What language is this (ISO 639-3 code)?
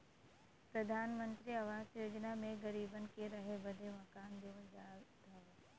bho